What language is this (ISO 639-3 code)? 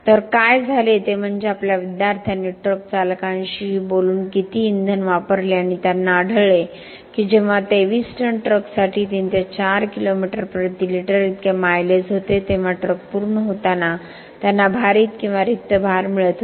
mar